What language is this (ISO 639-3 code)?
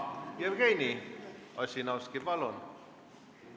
est